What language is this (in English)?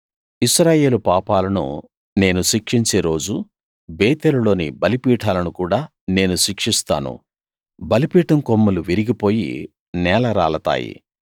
Telugu